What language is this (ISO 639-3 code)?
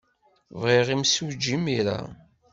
kab